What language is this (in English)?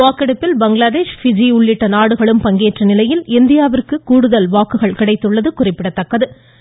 Tamil